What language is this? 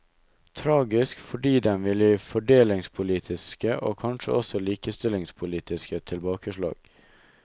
Norwegian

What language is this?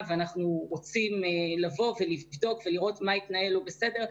Hebrew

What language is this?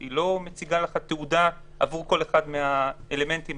Hebrew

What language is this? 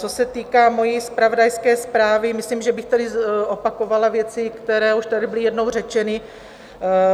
Czech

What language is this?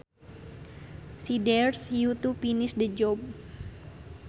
Sundanese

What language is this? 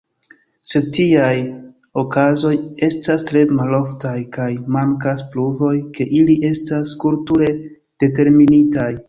Esperanto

